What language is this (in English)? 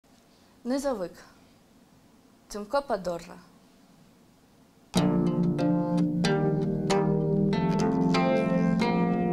Russian